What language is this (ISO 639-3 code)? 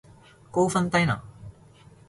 yue